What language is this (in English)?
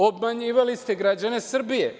Serbian